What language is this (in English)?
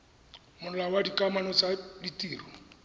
Tswana